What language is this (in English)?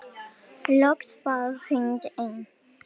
Icelandic